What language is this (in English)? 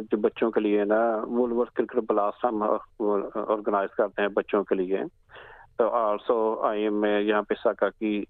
Urdu